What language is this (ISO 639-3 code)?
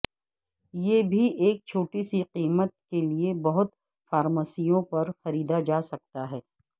urd